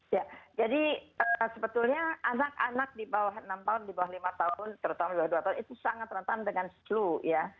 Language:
Indonesian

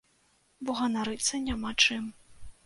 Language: Belarusian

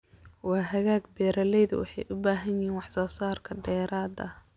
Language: Somali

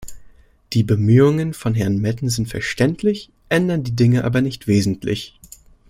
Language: German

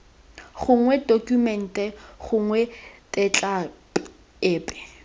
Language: Tswana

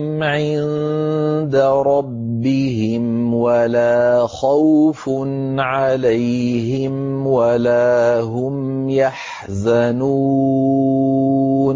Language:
Arabic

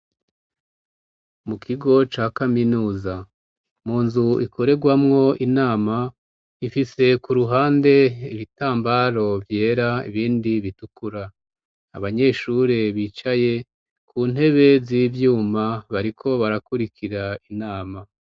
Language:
Rundi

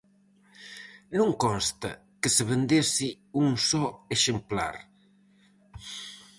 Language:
Galician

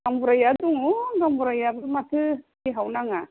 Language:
Bodo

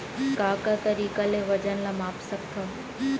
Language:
Chhattisgarhi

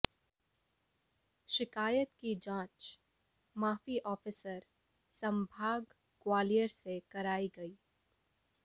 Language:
Hindi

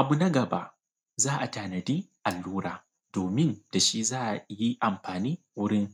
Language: Hausa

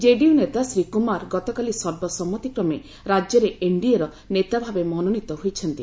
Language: Odia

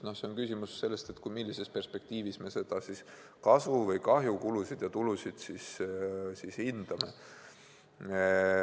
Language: Estonian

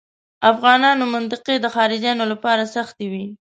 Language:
Pashto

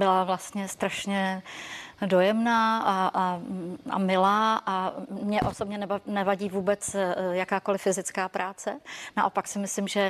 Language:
Czech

